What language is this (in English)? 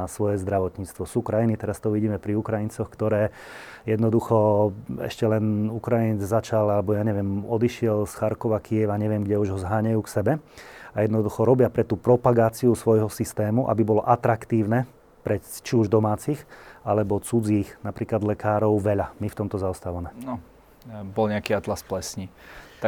Slovak